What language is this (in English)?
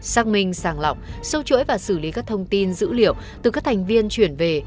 Vietnamese